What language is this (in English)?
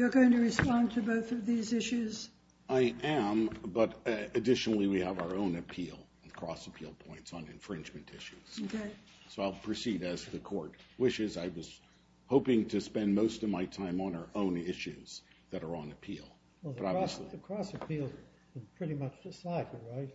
English